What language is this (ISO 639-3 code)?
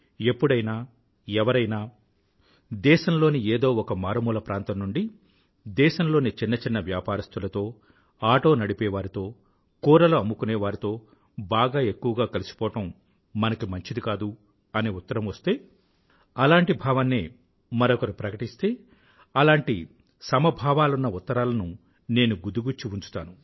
tel